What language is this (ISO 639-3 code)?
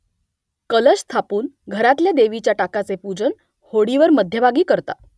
mar